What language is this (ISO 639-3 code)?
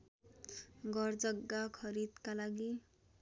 nep